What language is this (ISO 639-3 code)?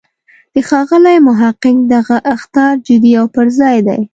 pus